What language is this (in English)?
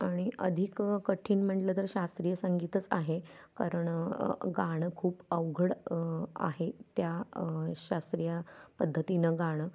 Marathi